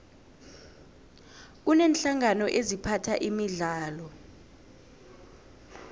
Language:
South Ndebele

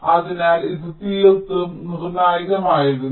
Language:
Malayalam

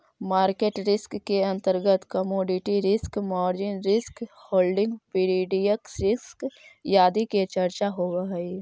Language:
Magahi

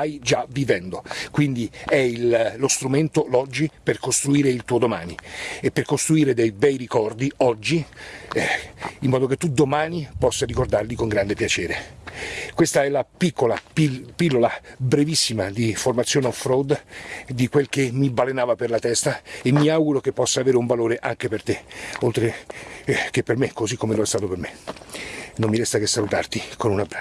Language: Italian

